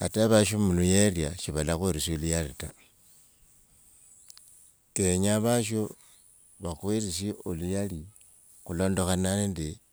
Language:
Wanga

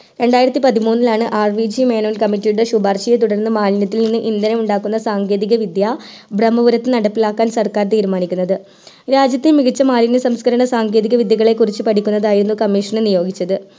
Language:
Malayalam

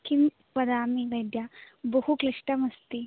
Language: Sanskrit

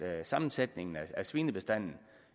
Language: Danish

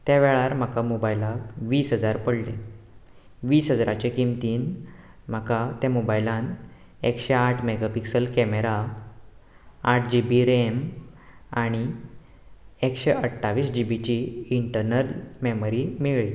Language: Konkani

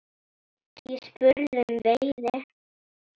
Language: Icelandic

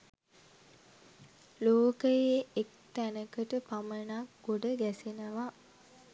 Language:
Sinhala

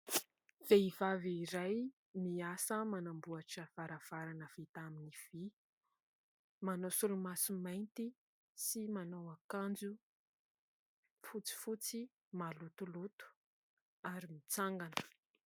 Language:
Malagasy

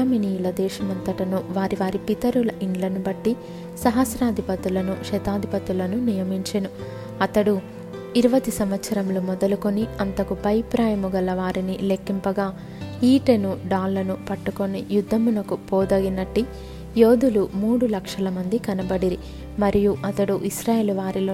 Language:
Telugu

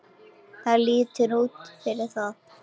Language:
Icelandic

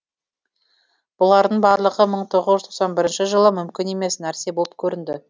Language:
Kazakh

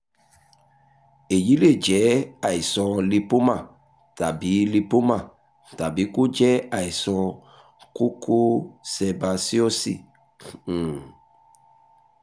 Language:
Yoruba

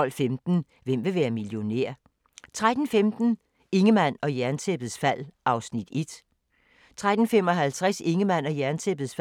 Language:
Danish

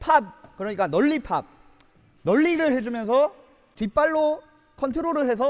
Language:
Korean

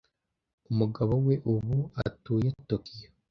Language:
Kinyarwanda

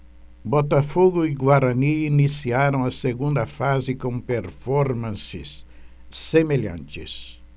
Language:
Portuguese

